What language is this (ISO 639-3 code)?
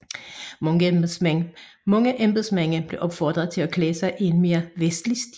dan